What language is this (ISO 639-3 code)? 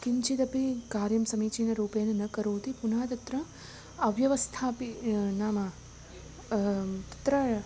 san